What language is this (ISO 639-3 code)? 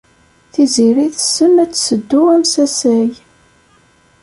kab